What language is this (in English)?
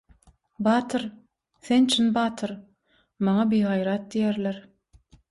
Turkmen